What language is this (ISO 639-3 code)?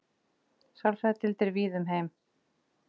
isl